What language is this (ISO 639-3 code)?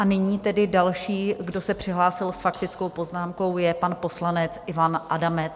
ces